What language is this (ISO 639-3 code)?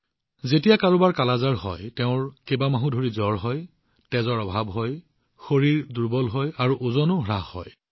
asm